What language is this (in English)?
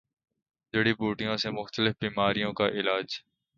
Urdu